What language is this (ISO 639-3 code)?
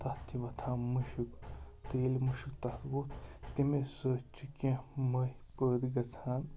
kas